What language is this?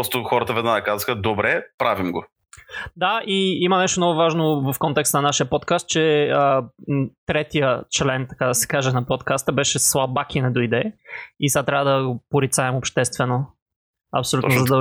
Bulgarian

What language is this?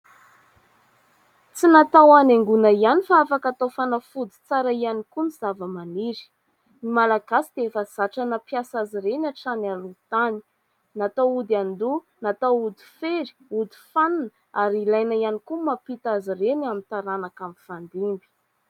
Malagasy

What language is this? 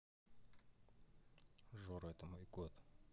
Russian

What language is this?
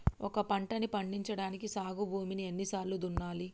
Telugu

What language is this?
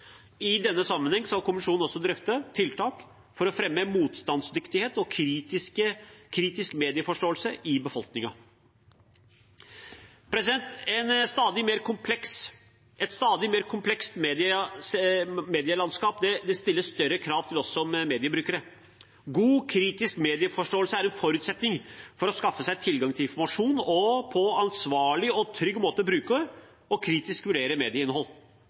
Norwegian Bokmål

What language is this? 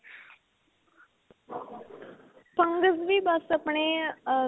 Punjabi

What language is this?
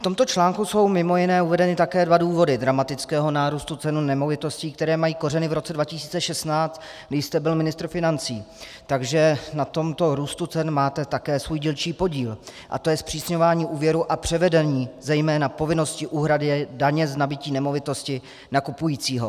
Czech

